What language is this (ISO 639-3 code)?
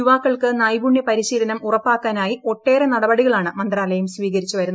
mal